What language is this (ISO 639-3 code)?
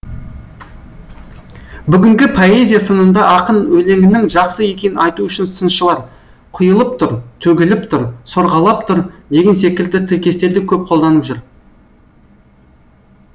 kaz